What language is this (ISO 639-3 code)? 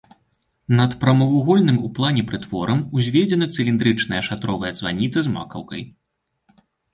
bel